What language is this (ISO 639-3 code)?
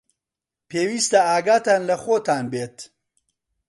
ckb